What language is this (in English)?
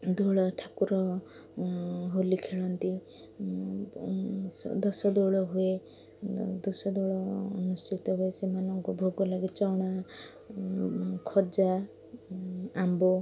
Odia